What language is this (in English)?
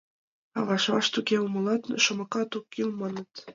Mari